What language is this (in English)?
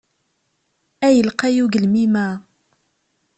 Kabyle